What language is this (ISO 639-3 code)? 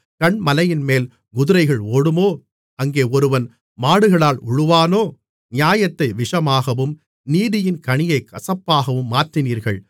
tam